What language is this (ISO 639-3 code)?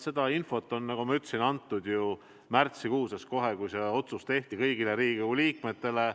est